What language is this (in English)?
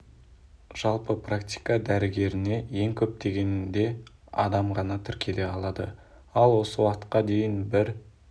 Kazakh